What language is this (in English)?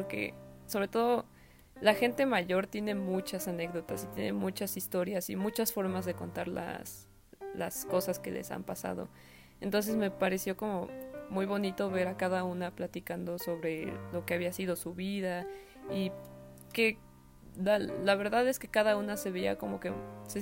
Spanish